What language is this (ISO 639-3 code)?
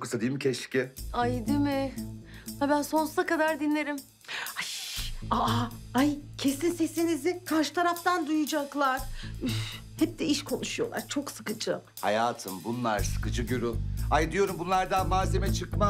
tur